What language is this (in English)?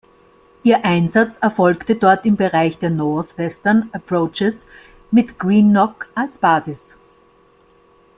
German